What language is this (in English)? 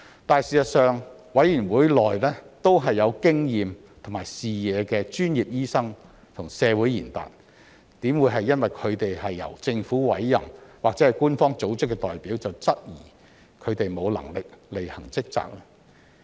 Cantonese